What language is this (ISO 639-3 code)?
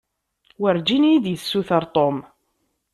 kab